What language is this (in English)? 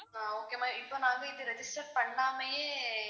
Tamil